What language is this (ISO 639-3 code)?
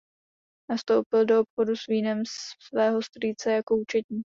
ces